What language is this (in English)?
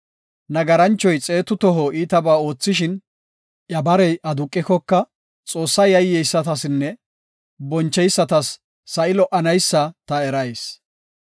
Gofa